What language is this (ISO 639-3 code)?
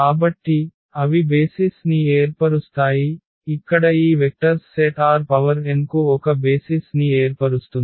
tel